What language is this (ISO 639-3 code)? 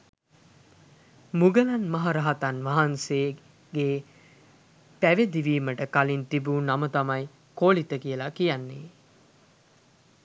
sin